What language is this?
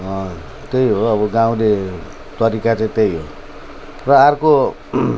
Nepali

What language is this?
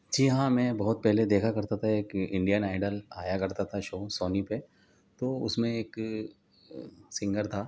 Urdu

